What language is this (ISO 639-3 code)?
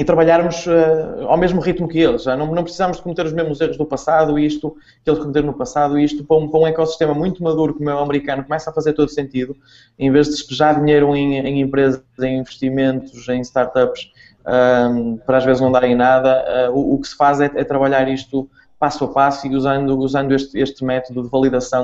por